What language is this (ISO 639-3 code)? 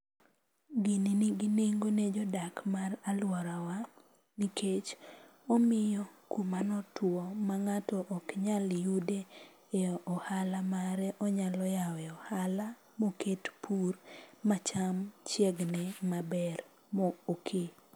luo